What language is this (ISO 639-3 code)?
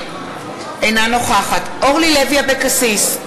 heb